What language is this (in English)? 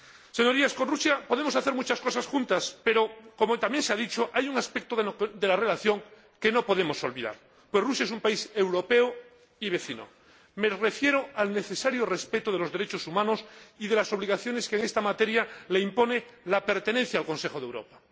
Spanish